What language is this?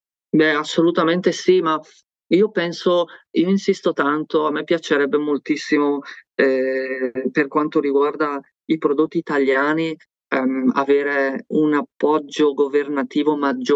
Italian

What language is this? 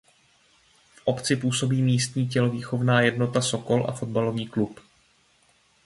Czech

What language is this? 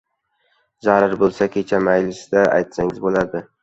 Uzbek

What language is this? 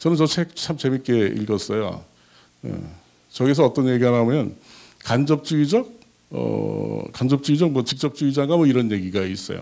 Korean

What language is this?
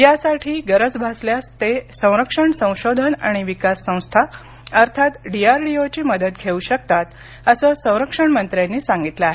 Marathi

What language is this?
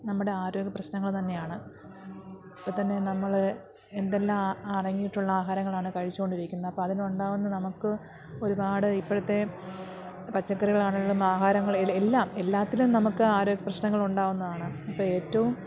Malayalam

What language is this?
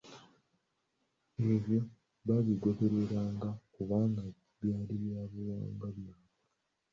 Ganda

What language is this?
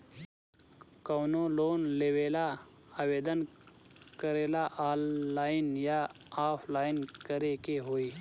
Bhojpuri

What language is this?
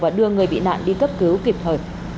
Vietnamese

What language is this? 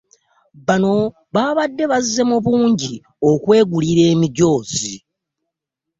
Ganda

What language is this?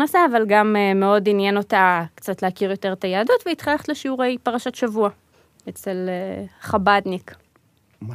Hebrew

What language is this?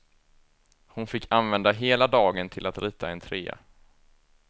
Swedish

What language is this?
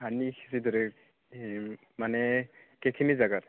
Assamese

